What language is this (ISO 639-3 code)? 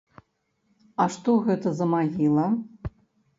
bel